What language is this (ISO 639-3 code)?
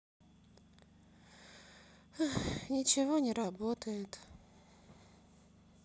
rus